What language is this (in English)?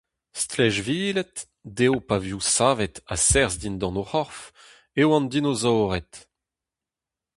Breton